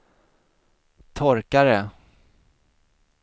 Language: Swedish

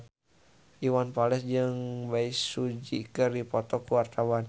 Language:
Sundanese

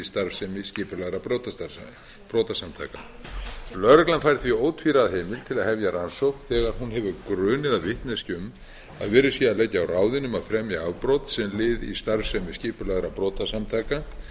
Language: Icelandic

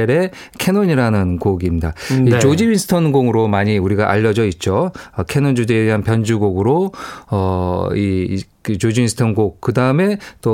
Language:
Korean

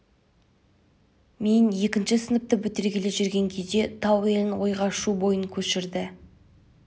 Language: Kazakh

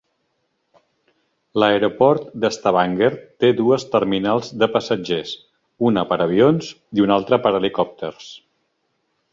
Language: Catalan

